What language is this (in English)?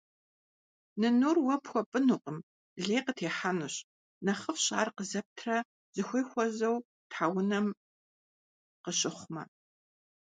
Kabardian